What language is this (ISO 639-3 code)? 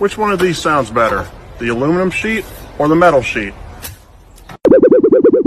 tha